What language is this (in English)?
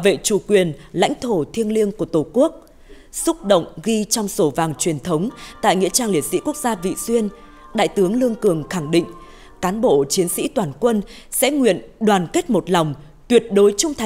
Vietnamese